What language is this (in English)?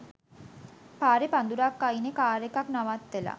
Sinhala